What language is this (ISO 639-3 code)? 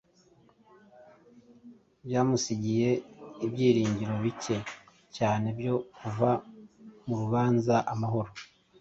kin